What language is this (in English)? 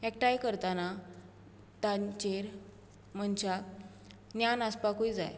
Konkani